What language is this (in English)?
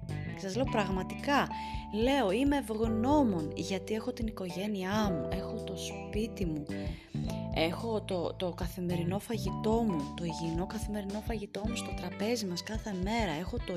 Greek